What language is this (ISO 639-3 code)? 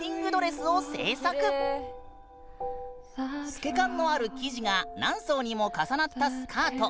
jpn